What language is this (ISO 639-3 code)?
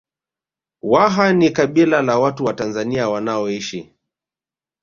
swa